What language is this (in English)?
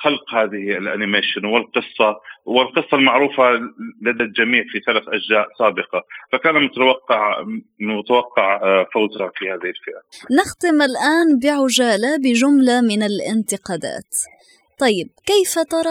Arabic